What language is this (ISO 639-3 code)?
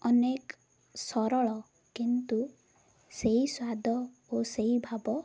ori